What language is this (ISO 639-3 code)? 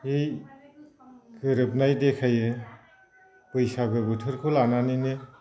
brx